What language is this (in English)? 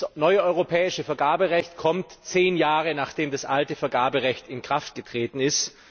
German